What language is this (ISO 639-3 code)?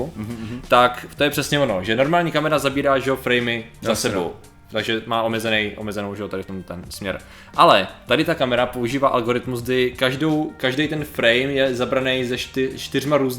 ces